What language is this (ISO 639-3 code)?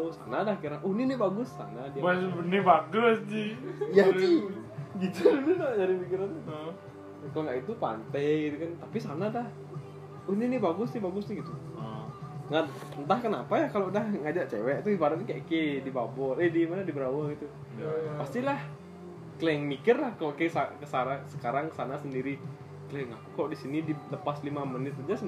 ind